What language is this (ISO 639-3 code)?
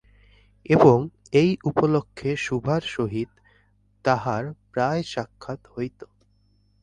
ben